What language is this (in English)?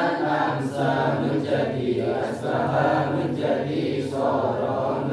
Indonesian